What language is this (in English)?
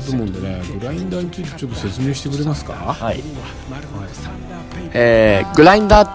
Japanese